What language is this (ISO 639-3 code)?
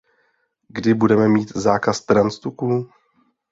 ces